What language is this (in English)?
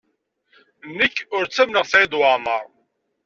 Kabyle